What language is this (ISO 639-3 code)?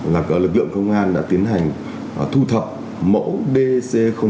vie